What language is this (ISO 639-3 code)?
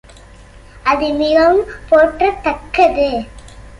tam